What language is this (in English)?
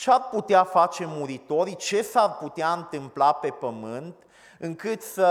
Romanian